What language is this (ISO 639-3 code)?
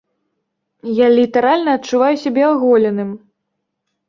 bel